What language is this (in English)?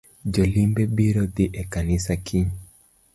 Luo (Kenya and Tanzania)